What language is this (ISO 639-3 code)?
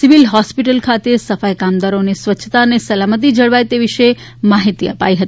guj